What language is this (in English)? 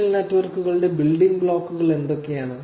Malayalam